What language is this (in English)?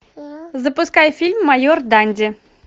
Russian